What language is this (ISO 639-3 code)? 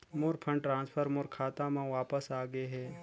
hne